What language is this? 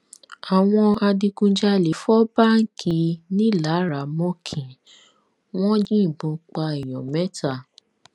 Yoruba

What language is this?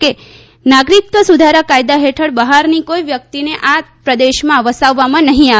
Gujarati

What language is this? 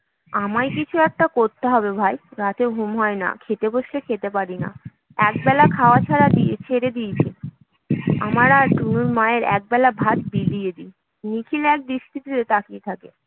Bangla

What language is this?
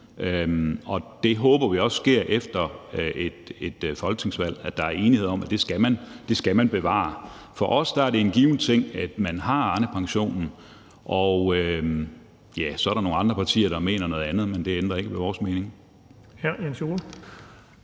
Danish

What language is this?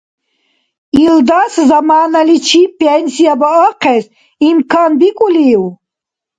Dargwa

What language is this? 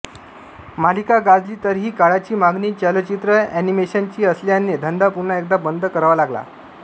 Marathi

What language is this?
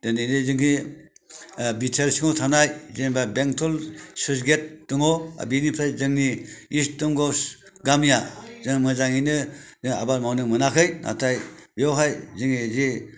Bodo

